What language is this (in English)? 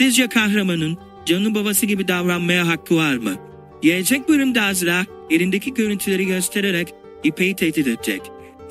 Turkish